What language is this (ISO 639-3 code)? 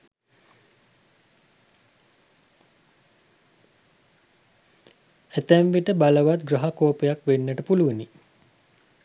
sin